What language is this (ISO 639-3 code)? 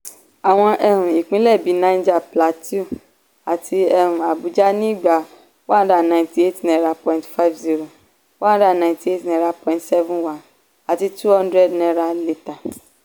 yor